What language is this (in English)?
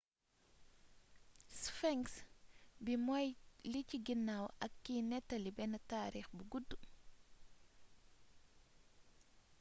Wolof